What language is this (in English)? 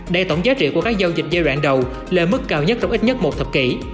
Vietnamese